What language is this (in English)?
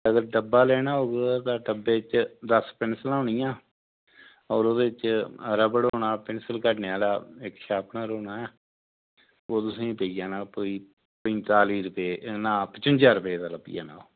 Dogri